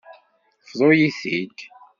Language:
Kabyle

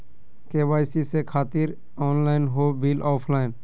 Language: Magahi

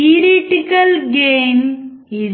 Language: Telugu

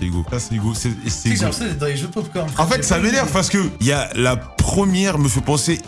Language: French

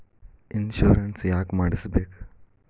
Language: Kannada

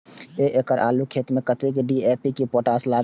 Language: Maithili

